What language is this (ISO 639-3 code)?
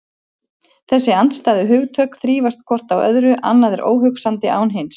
isl